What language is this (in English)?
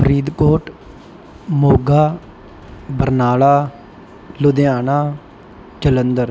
Punjabi